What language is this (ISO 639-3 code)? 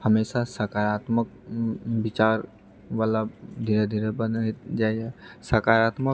mai